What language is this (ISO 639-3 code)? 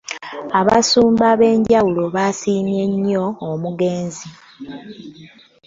lug